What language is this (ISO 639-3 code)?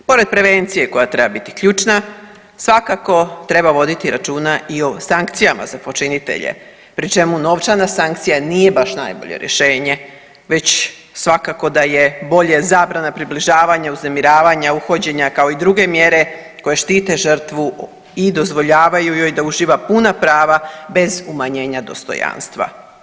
hrv